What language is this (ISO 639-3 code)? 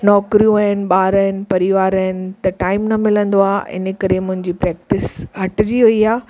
snd